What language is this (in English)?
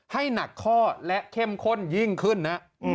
Thai